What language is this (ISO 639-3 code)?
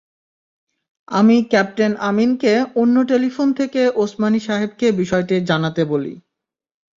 ben